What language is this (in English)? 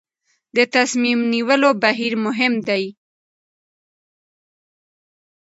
Pashto